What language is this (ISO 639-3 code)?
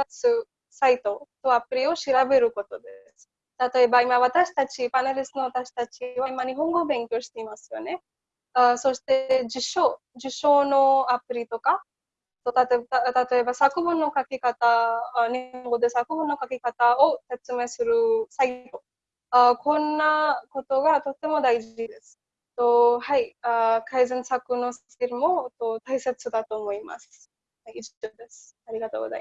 jpn